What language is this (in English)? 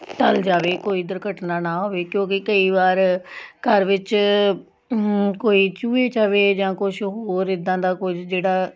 Punjabi